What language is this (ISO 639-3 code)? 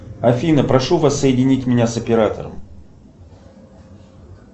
rus